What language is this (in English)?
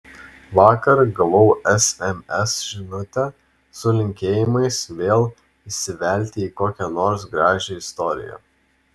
Lithuanian